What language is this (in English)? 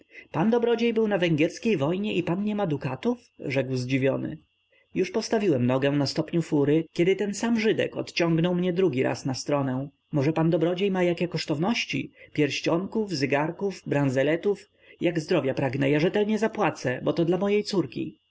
Polish